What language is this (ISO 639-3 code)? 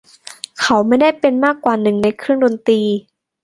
tha